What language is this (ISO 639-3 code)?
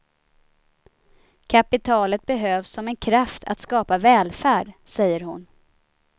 swe